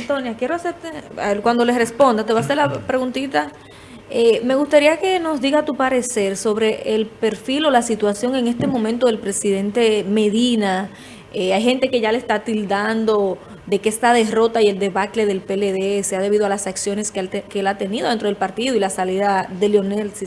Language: Spanish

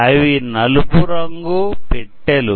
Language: Telugu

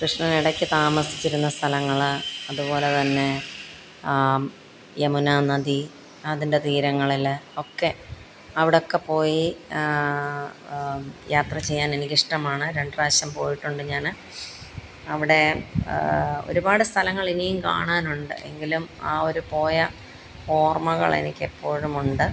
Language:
Malayalam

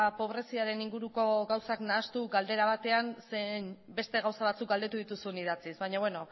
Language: Basque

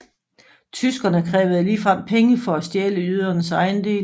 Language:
Danish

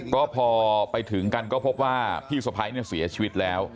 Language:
Thai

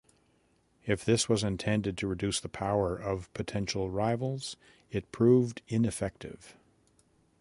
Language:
English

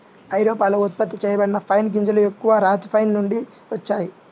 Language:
Telugu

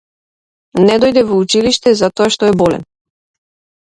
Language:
Macedonian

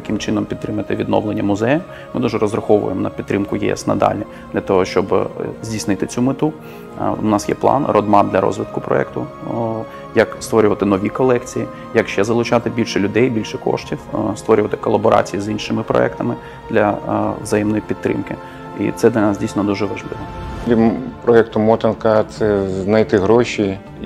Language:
Ukrainian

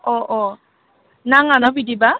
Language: Bodo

